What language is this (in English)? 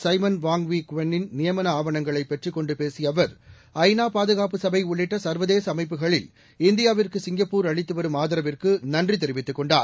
Tamil